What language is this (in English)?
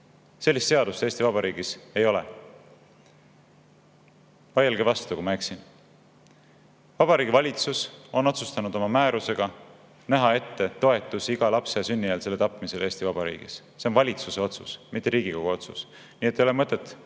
Estonian